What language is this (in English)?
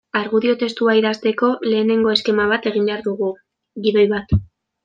Basque